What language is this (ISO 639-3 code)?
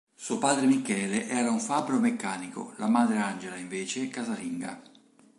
ita